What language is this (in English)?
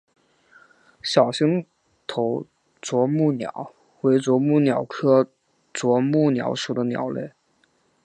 Chinese